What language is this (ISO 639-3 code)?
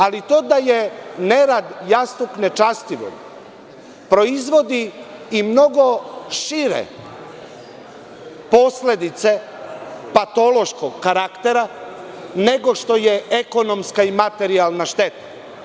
srp